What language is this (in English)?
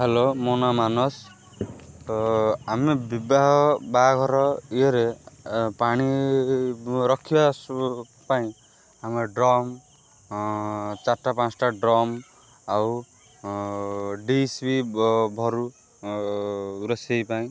Odia